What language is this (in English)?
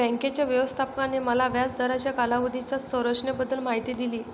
Marathi